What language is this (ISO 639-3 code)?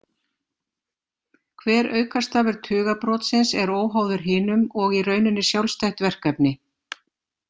isl